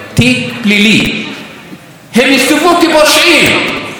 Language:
Hebrew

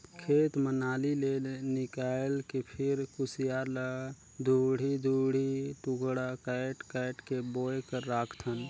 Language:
Chhattisgarhi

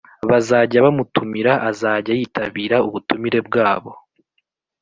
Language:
Kinyarwanda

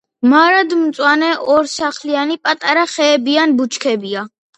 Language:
Georgian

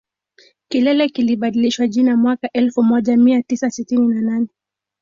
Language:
Swahili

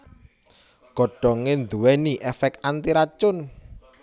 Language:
Javanese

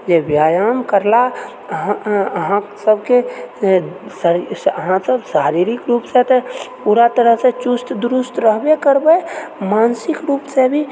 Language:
Maithili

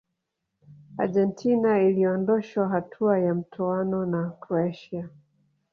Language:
Swahili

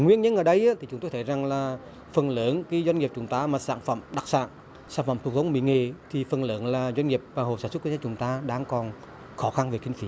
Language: Vietnamese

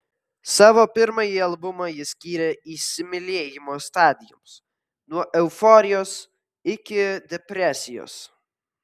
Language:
Lithuanian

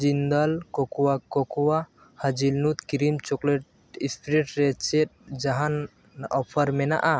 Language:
Santali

